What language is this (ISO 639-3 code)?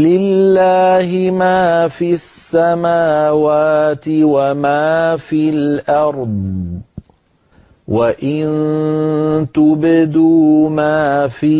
ara